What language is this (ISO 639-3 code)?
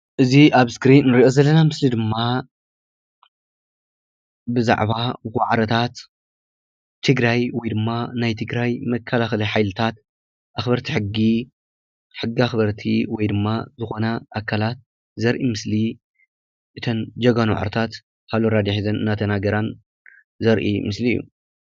tir